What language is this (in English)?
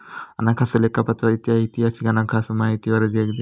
Kannada